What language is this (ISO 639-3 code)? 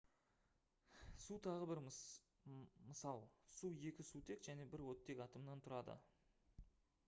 kaz